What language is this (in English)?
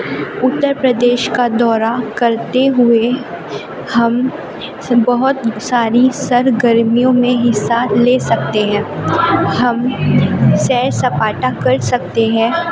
Urdu